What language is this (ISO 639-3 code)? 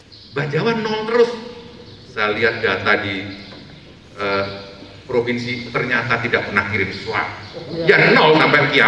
ind